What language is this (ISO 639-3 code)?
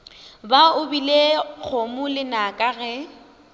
nso